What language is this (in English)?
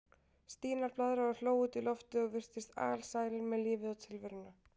Icelandic